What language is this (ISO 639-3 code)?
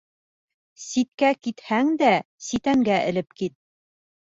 bak